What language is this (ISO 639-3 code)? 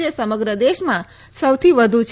guj